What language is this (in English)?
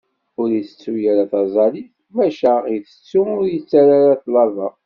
Kabyle